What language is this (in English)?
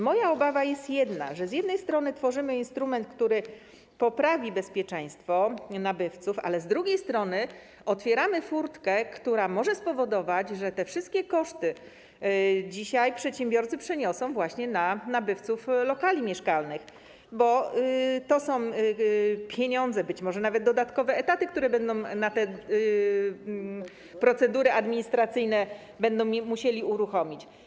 Polish